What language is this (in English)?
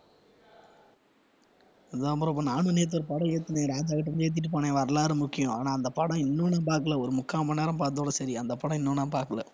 Tamil